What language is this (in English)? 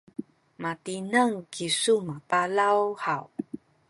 Sakizaya